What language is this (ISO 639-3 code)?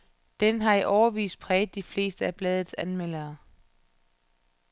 dan